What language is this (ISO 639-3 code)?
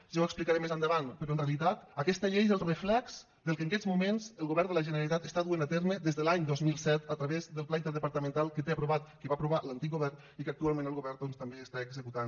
cat